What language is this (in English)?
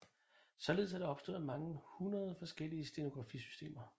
Danish